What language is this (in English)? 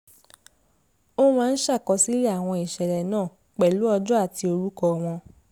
Yoruba